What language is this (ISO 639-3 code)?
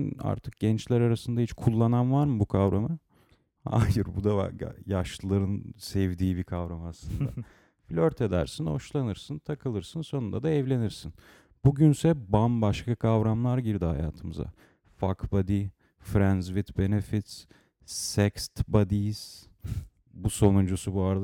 tur